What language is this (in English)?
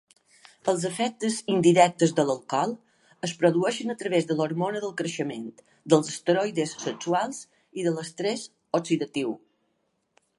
Catalan